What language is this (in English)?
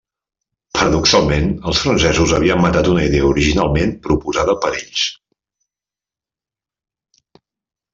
Catalan